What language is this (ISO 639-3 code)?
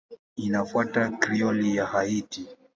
swa